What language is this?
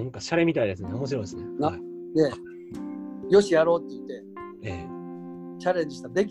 Japanese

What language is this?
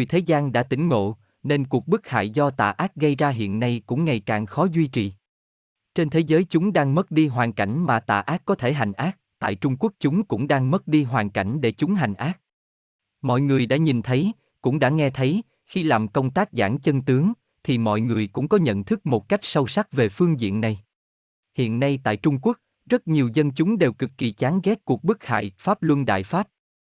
Vietnamese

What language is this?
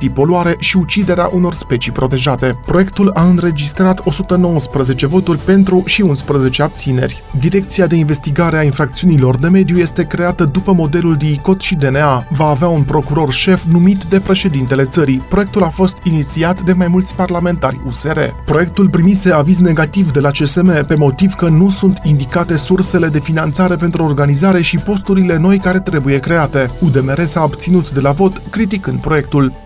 Romanian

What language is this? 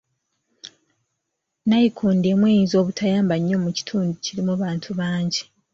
Ganda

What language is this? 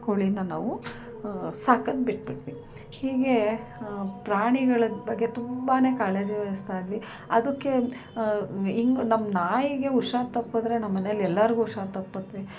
Kannada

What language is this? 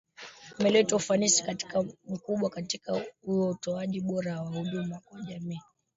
Swahili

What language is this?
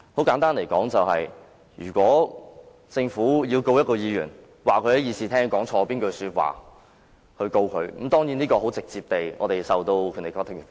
Cantonese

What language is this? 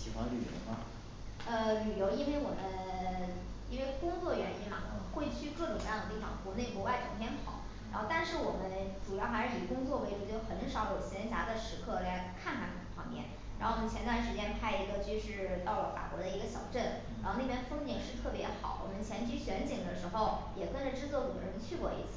Chinese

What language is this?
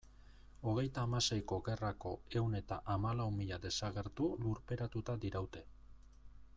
Basque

